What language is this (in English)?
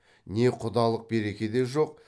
Kazakh